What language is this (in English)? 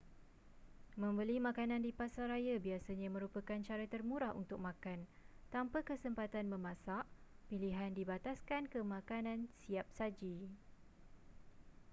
Malay